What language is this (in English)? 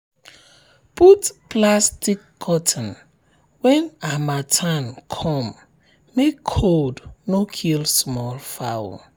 Nigerian Pidgin